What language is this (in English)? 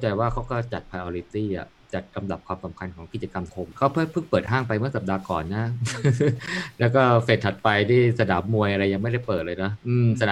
Thai